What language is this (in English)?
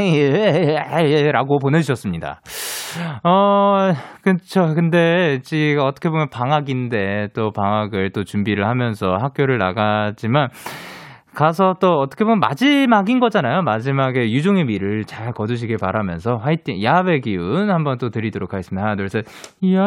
Korean